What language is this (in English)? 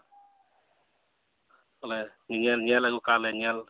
Santali